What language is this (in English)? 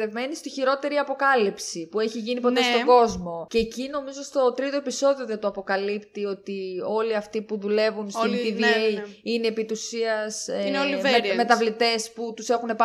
Greek